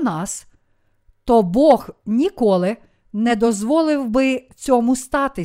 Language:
Ukrainian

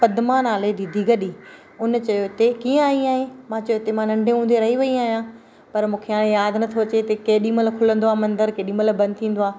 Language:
Sindhi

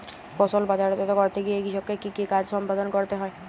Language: Bangla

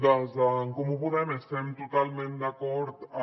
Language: Catalan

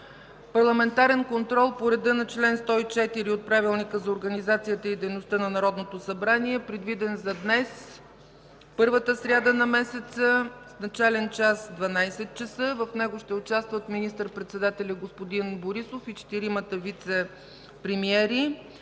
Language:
Bulgarian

